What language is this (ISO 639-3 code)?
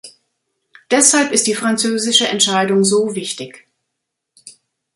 deu